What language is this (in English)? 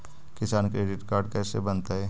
Magahi